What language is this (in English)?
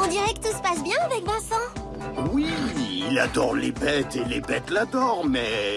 French